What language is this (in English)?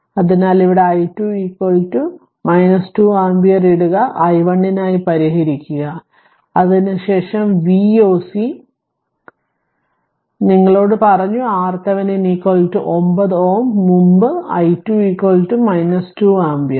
Malayalam